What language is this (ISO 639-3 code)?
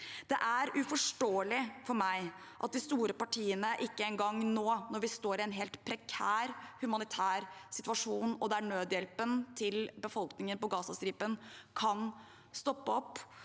nor